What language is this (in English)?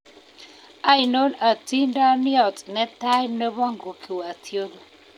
Kalenjin